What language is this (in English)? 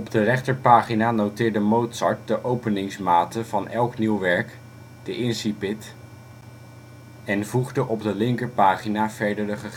Dutch